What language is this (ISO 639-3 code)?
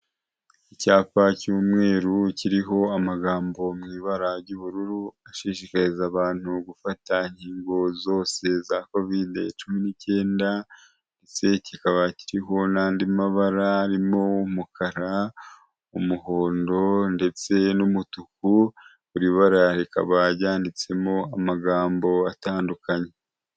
kin